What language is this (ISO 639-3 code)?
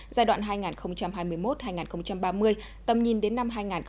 vie